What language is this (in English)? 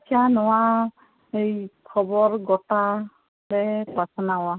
Santali